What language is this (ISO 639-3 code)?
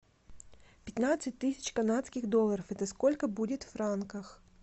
rus